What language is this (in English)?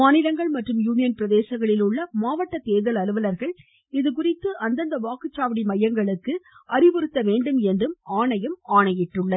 Tamil